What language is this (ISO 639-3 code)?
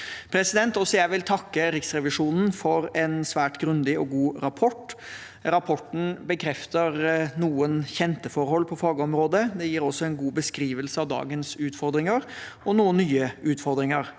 nor